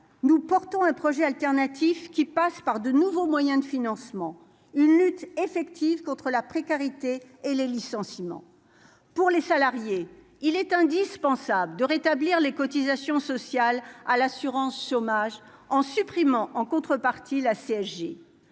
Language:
French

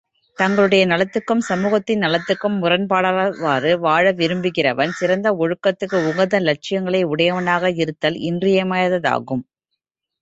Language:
Tamil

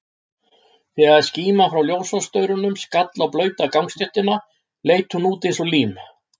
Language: Icelandic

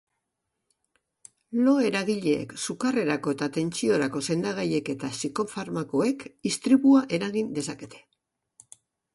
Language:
Basque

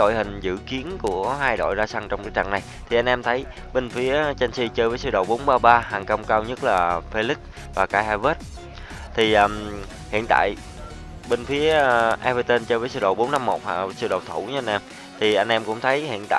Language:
Vietnamese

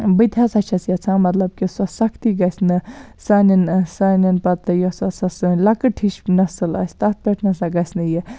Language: Kashmiri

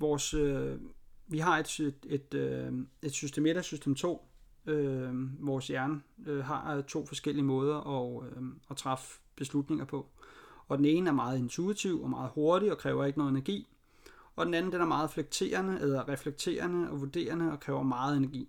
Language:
Danish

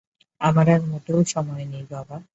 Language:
Bangla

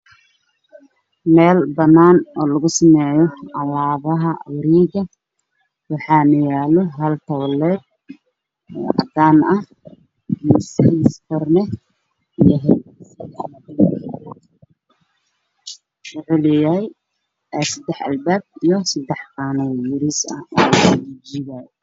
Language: Somali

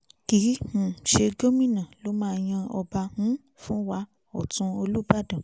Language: Yoruba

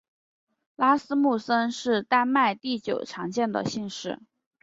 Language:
Chinese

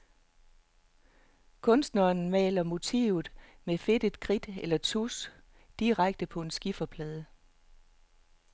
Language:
Danish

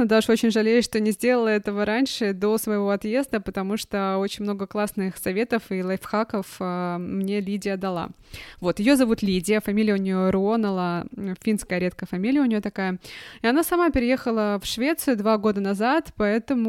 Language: Russian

